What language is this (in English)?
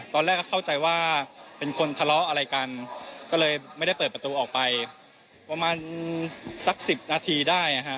Thai